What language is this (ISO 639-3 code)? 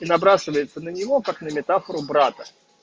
rus